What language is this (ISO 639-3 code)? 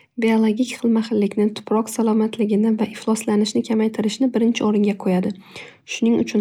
uzb